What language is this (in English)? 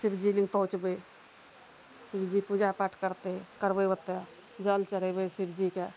Maithili